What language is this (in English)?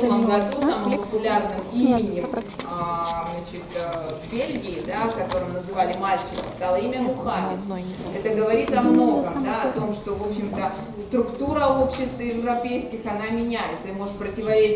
Russian